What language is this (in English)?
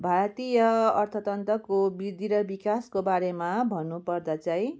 Nepali